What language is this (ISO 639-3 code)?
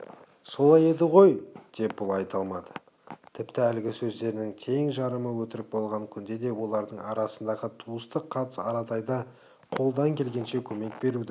kaz